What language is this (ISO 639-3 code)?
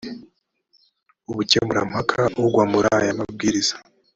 kin